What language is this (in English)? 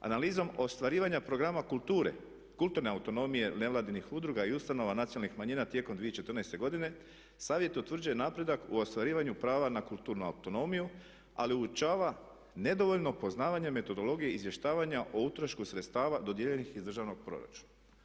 Croatian